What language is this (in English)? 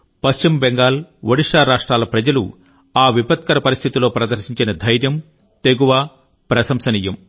Telugu